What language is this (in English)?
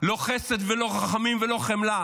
Hebrew